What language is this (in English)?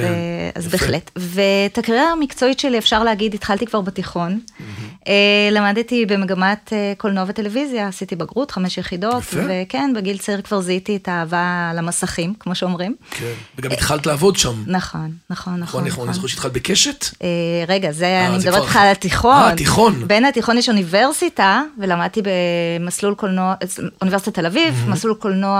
Hebrew